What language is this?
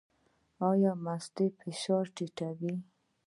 Pashto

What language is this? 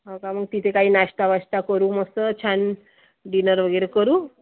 Marathi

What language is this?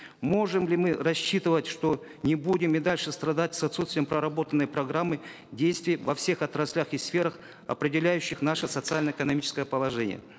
Kazakh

